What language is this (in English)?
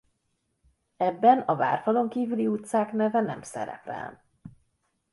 Hungarian